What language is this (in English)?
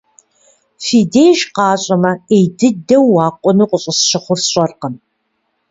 Kabardian